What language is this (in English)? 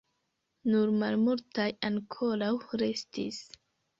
Esperanto